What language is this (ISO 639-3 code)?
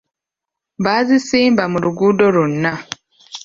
lug